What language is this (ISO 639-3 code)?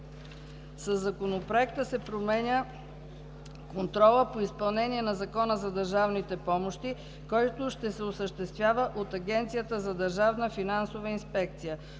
bul